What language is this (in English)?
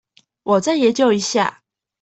Chinese